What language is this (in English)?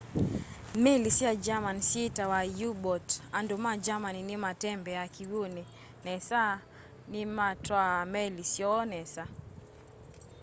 Kamba